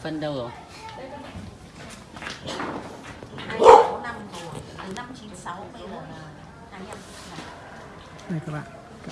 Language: Vietnamese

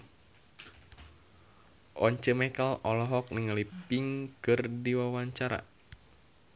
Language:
Sundanese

